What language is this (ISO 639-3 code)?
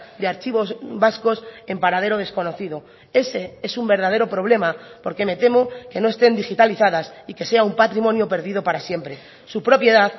spa